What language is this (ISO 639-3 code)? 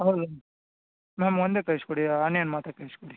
kan